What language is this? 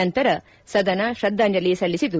Kannada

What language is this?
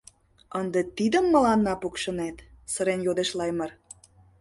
Mari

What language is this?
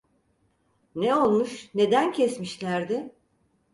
Turkish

